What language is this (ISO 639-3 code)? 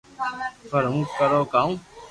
lrk